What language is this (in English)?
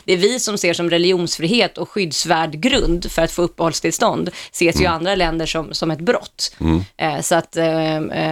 Swedish